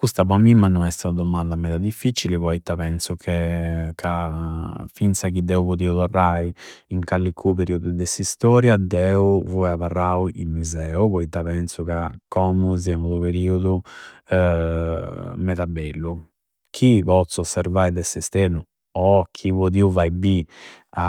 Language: Campidanese Sardinian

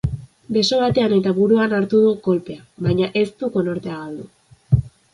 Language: Basque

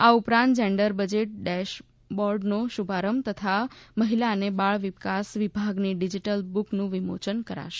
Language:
Gujarati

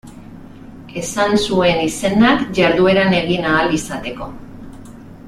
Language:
Basque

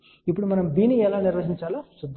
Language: Telugu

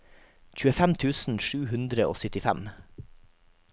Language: Norwegian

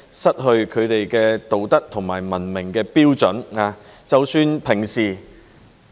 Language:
Cantonese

